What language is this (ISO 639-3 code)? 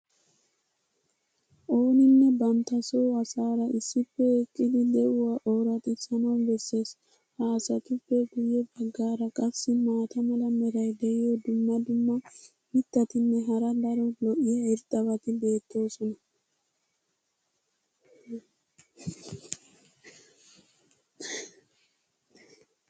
wal